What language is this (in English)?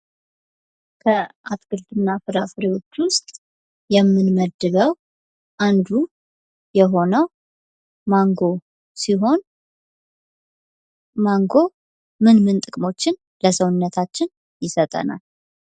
Amharic